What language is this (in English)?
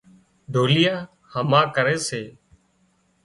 Wadiyara Koli